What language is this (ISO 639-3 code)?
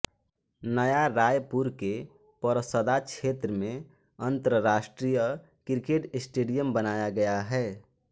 hin